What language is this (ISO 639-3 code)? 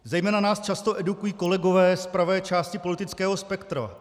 ces